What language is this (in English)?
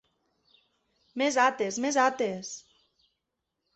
Catalan